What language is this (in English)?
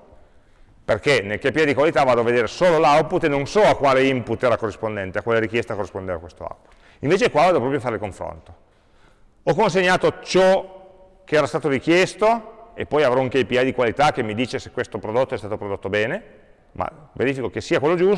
Italian